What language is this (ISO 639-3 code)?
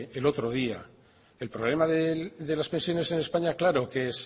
spa